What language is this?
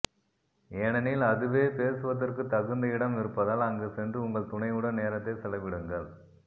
Tamil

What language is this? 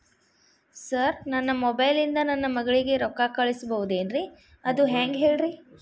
Kannada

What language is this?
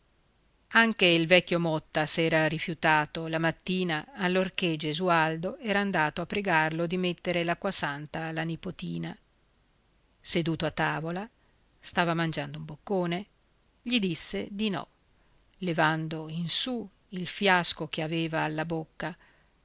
Italian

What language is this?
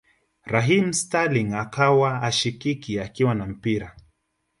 Swahili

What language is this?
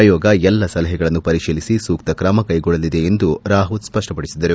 Kannada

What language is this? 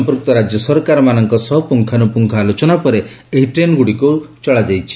Odia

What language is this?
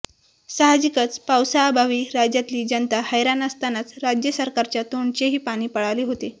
Marathi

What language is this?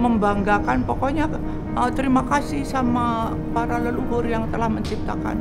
Indonesian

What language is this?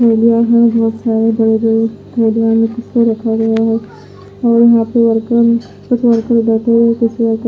Hindi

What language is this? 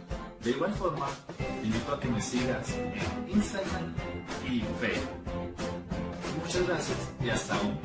Spanish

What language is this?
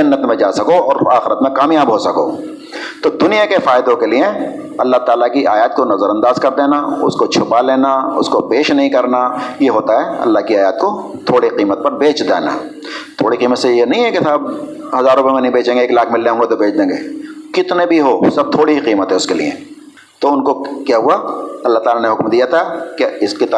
Urdu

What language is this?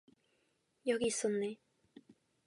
Korean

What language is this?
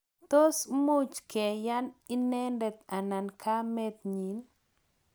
Kalenjin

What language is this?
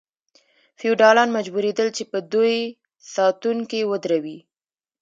Pashto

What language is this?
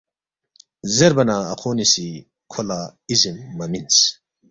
Balti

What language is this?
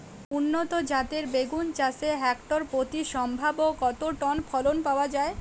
Bangla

